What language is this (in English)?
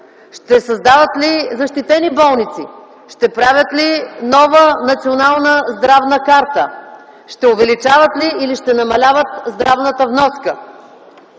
Bulgarian